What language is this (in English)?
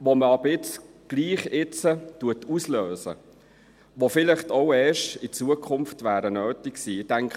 Swiss German